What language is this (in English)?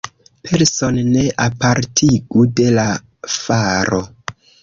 Esperanto